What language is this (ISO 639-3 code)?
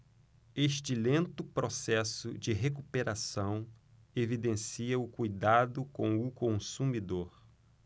por